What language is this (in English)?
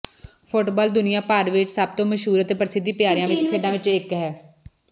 Punjabi